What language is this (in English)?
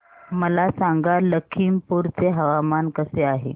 Marathi